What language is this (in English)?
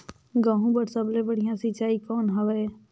Chhattisgarhi